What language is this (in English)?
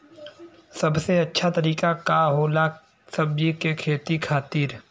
Bhojpuri